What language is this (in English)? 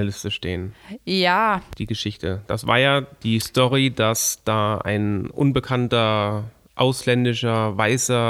German